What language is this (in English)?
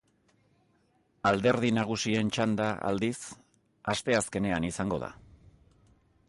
Basque